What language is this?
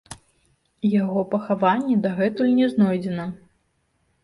Belarusian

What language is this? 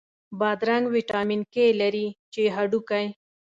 Pashto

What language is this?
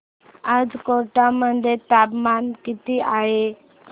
Marathi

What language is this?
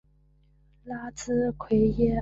Chinese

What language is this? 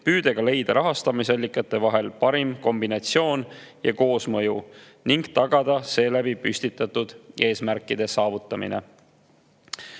Estonian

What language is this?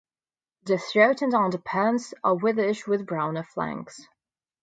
English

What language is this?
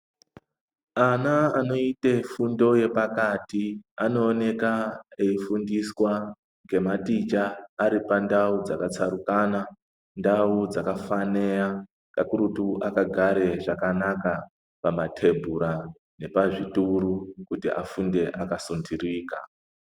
Ndau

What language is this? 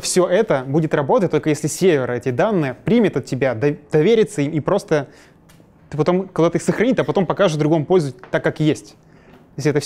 Russian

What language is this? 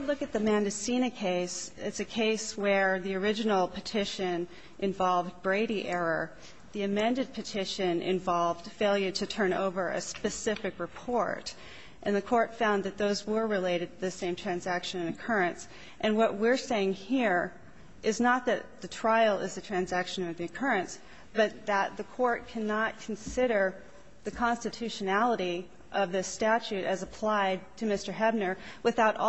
English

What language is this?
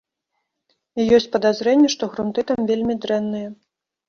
Belarusian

